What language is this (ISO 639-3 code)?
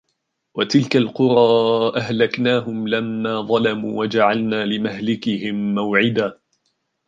ara